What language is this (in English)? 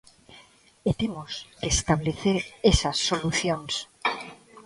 Galician